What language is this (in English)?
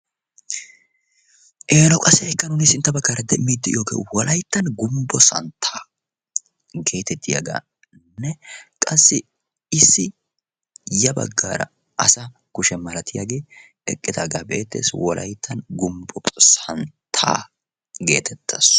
Wolaytta